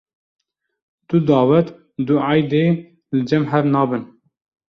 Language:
Kurdish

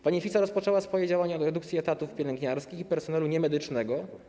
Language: Polish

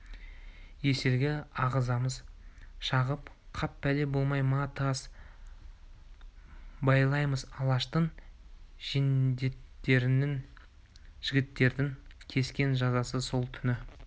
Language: Kazakh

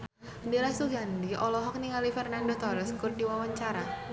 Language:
Sundanese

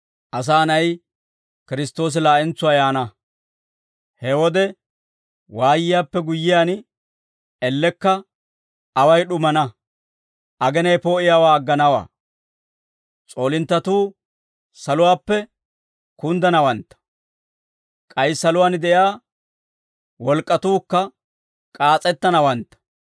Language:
Dawro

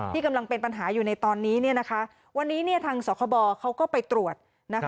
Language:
Thai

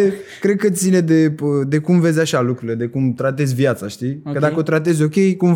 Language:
Romanian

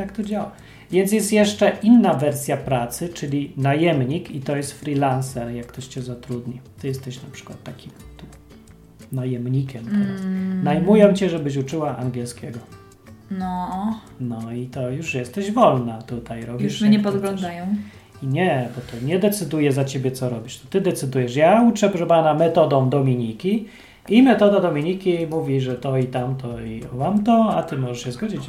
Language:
Polish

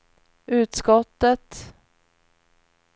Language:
Swedish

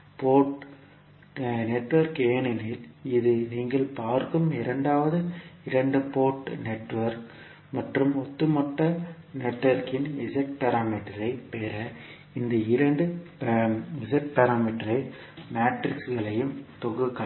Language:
Tamil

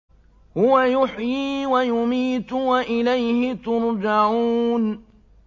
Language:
Arabic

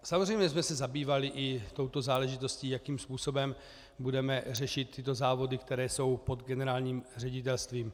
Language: Czech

